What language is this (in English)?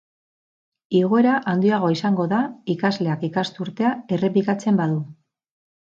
Basque